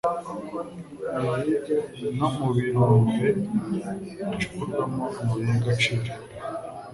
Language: Kinyarwanda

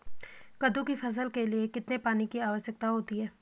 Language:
Hindi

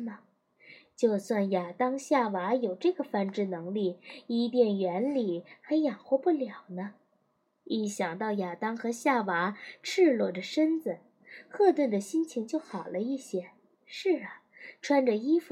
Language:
Chinese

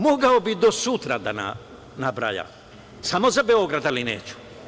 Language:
Serbian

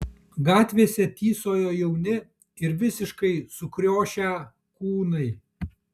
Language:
Lithuanian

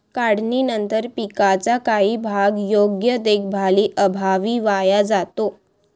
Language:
Marathi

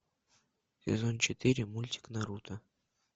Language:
Russian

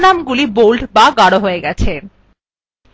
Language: Bangla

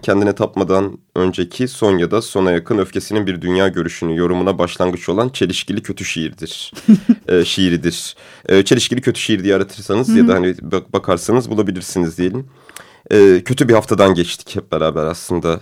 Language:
Turkish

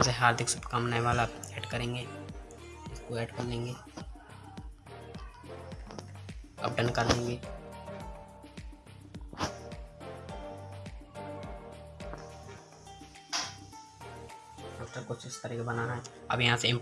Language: Hindi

